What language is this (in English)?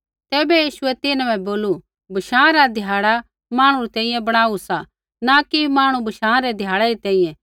Kullu Pahari